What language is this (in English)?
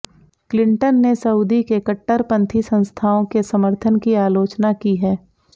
Hindi